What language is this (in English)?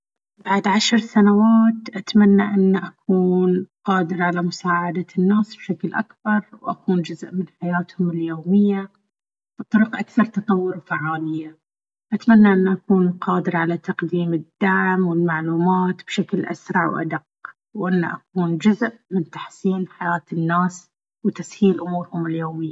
Baharna Arabic